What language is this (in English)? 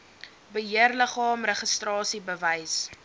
Afrikaans